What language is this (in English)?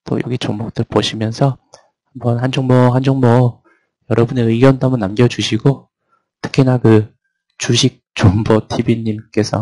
Korean